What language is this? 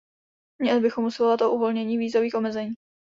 Czech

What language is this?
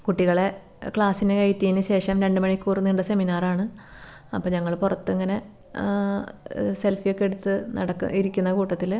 Malayalam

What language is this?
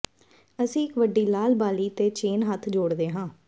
Punjabi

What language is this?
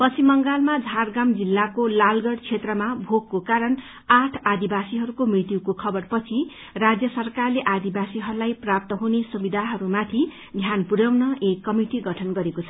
Nepali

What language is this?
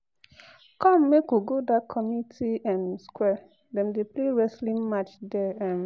Nigerian Pidgin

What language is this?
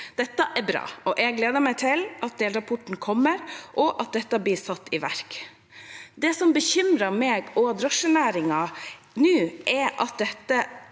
Norwegian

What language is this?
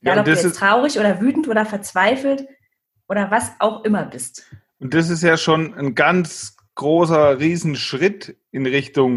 German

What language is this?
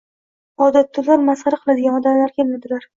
Uzbek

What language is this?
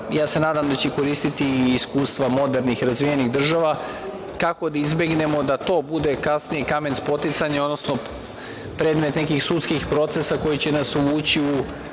Serbian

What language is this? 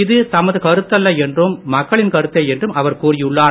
Tamil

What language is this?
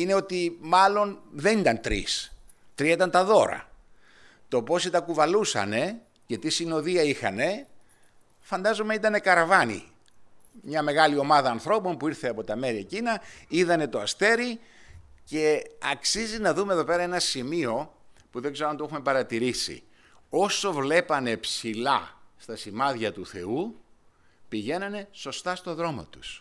Greek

